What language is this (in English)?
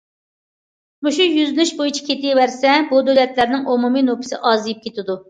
Uyghur